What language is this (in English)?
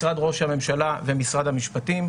Hebrew